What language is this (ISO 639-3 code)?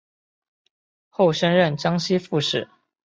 zho